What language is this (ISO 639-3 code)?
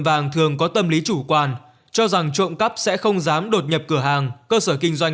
vie